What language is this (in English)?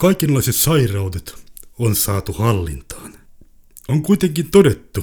Finnish